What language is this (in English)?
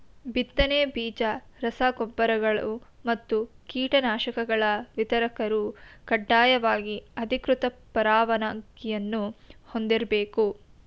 Kannada